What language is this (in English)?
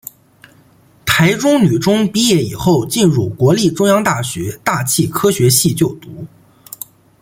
Chinese